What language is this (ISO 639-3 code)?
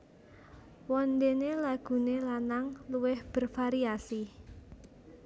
jav